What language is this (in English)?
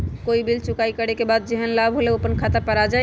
Magahi